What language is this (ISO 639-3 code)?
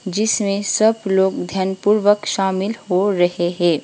hin